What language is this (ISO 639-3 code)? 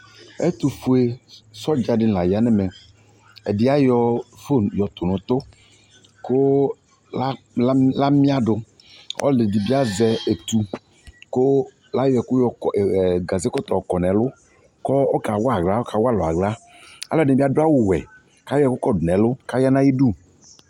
kpo